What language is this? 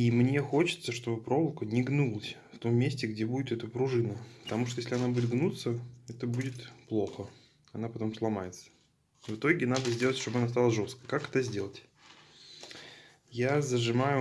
Russian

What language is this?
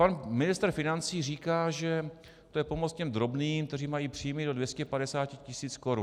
Czech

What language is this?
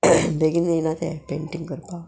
Konkani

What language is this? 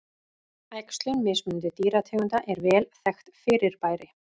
Icelandic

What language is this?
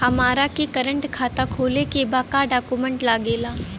Bhojpuri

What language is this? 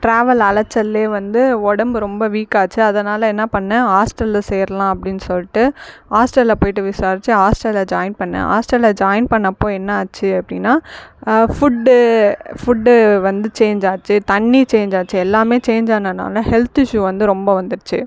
Tamil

